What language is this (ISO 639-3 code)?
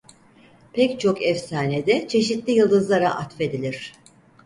tur